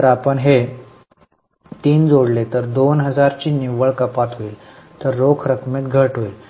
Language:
Marathi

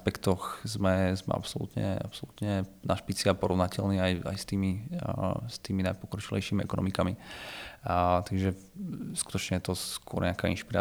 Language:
Czech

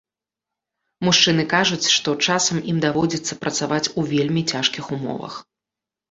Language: Belarusian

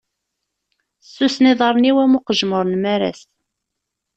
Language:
Kabyle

